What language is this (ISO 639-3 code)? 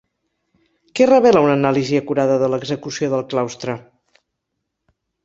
cat